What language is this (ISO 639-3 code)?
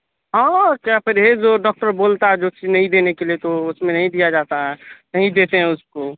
urd